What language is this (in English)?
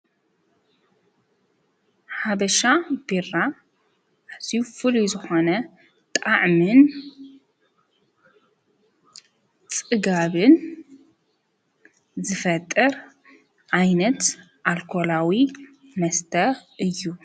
Tigrinya